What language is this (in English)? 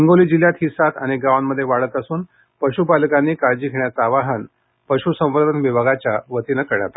Marathi